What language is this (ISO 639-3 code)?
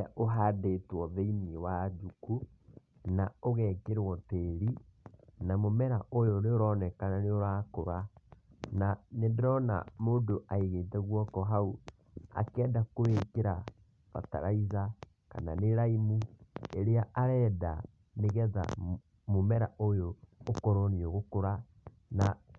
kik